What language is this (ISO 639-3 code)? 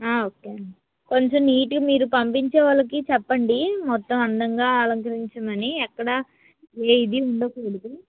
tel